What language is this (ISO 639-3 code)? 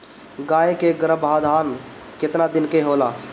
bho